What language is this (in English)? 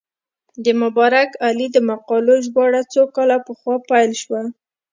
Pashto